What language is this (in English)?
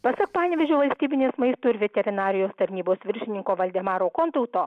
Lithuanian